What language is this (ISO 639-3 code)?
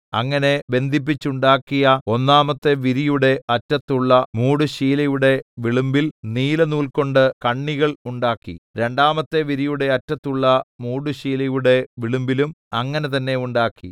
mal